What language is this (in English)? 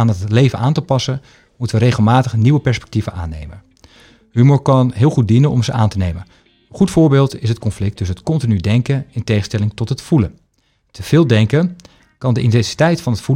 Dutch